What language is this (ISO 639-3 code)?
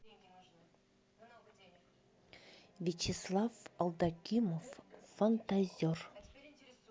rus